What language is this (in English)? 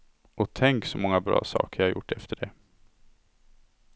Swedish